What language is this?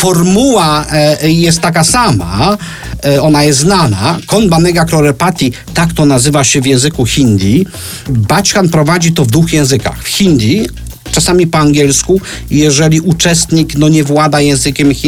Polish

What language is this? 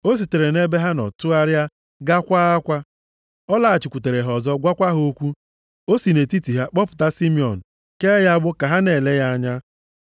Igbo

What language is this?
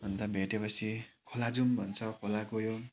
Nepali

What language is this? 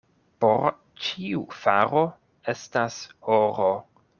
Esperanto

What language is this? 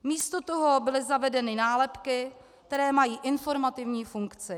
Czech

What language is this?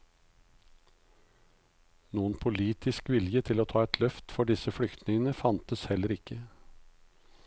Norwegian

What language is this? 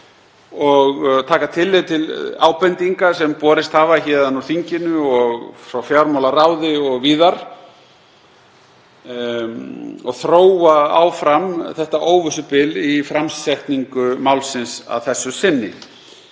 Icelandic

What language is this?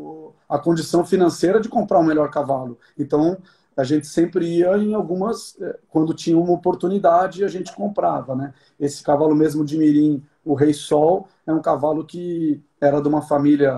Portuguese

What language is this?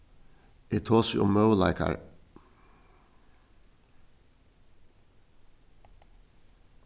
Faroese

